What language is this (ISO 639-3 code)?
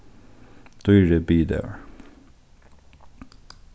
fao